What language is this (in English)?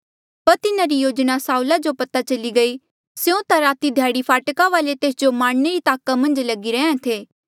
Mandeali